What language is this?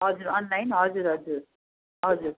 Nepali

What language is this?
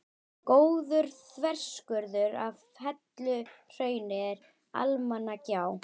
Icelandic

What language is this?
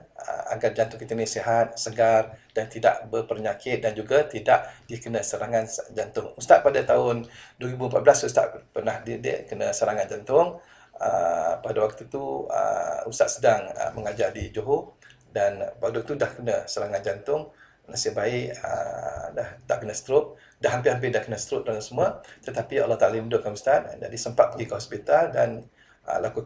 Malay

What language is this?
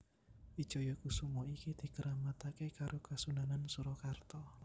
Javanese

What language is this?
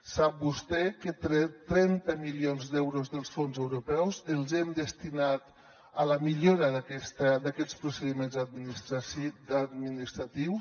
Catalan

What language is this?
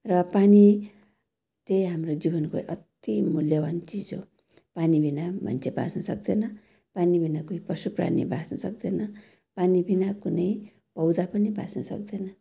Nepali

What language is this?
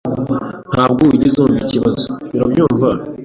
Kinyarwanda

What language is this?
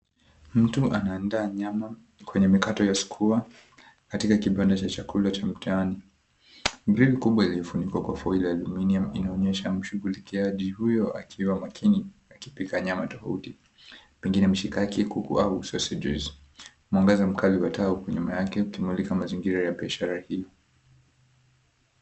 Swahili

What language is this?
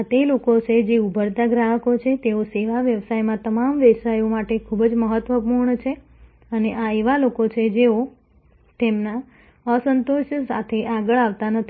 Gujarati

